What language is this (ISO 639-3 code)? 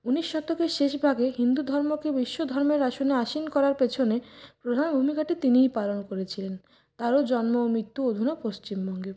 ben